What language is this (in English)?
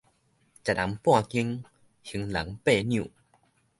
Min Nan Chinese